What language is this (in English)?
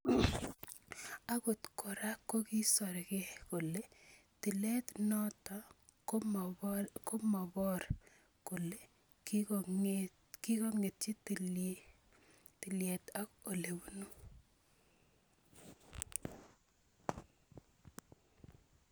Kalenjin